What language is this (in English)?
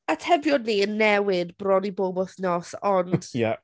Welsh